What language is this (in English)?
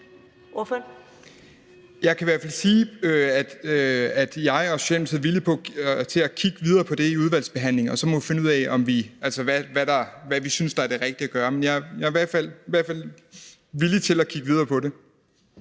Danish